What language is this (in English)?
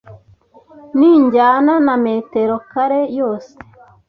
Kinyarwanda